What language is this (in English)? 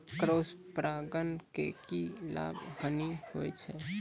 Maithili